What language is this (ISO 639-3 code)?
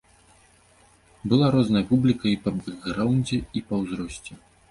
bel